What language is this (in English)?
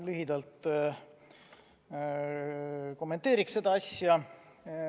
Estonian